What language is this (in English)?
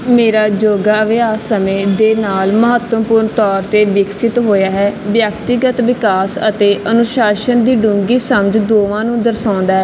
Punjabi